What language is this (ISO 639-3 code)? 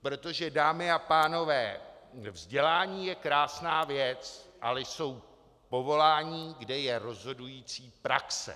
ces